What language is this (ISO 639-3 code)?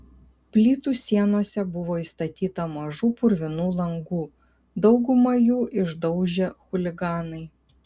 lit